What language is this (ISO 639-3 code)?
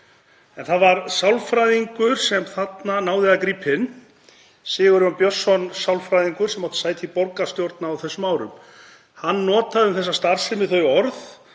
isl